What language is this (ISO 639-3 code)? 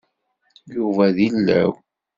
kab